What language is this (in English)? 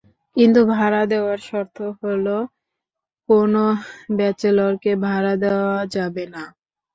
Bangla